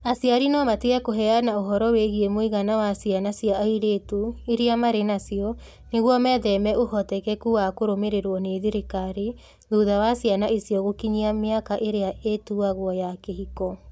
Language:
Kikuyu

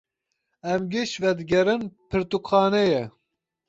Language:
Kurdish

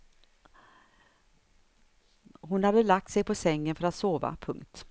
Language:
Swedish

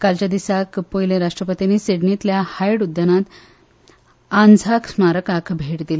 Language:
Konkani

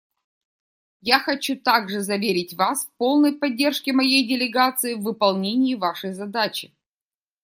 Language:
Russian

